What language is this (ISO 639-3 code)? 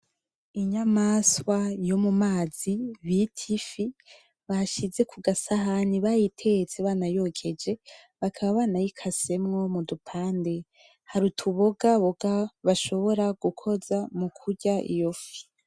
run